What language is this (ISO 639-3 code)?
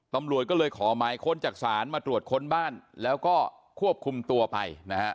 tha